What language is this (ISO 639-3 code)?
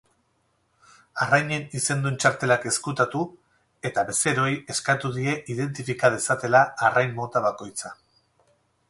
eus